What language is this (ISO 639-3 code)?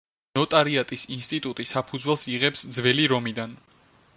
kat